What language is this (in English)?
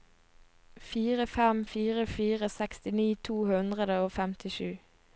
Norwegian